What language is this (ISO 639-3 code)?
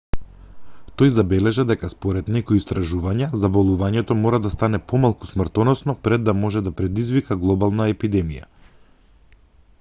mkd